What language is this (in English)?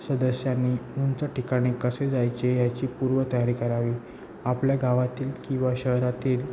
Marathi